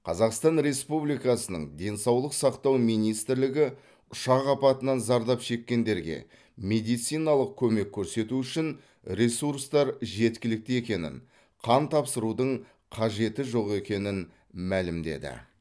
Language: Kazakh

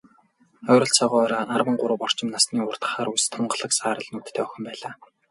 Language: Mongolian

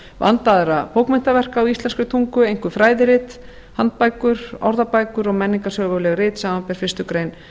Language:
Icelandic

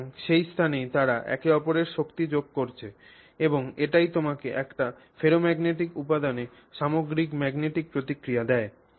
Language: Bangla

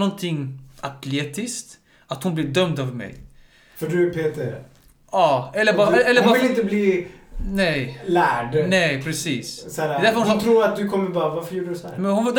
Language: Swedish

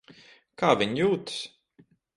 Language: Latvian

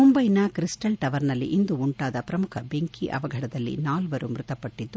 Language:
Kannada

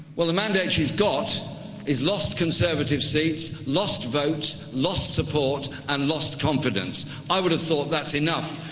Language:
English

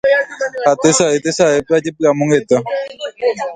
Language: Guarani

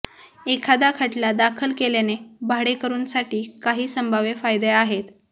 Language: Marathi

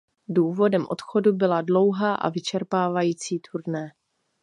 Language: Czech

